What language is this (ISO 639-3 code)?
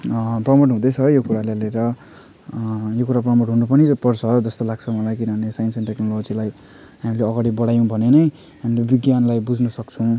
nep